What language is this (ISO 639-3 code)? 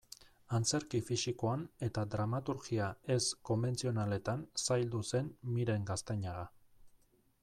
eus